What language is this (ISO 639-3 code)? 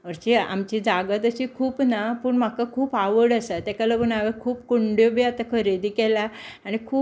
kok